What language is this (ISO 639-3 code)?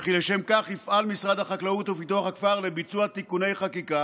heb